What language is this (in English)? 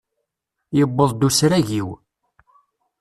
Kabyle